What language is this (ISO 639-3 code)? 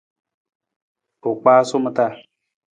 nmz